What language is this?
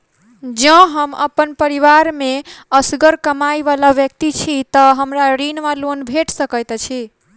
Maithili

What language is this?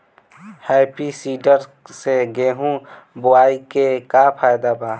Bhojpuri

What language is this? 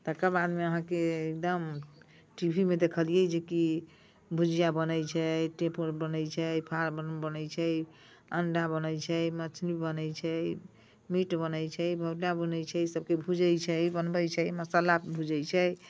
Maithili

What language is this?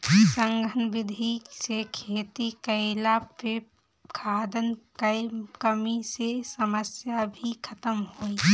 Bhojpuri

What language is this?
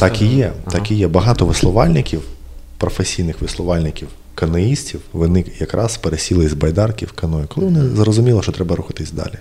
Ukrainian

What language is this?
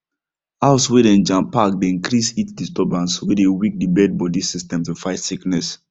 Nigerian Pidgin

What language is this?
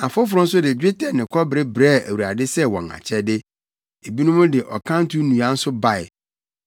Akan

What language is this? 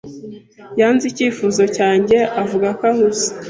Kinyarwanda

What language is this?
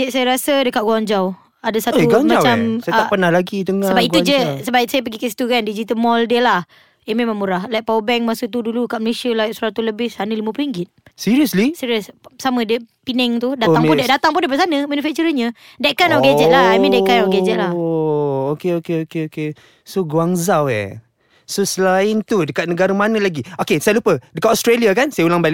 Malay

